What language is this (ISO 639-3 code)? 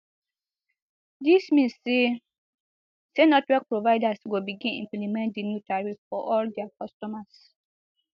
pcm